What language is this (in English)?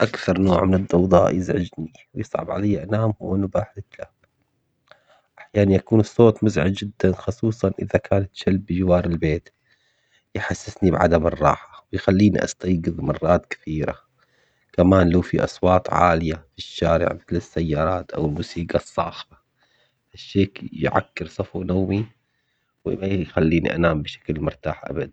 Omani Arabic